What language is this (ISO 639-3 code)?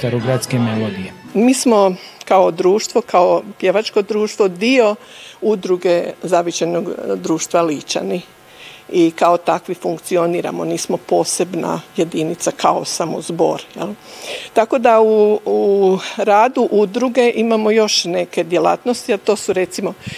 hrv